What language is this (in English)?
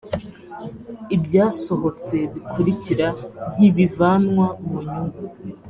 Kinyarwanda